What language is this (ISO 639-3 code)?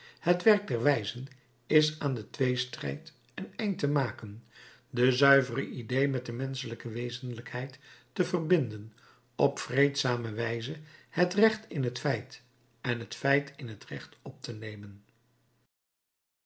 nld